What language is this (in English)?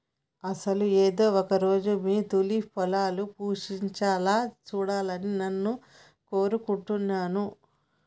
Telugu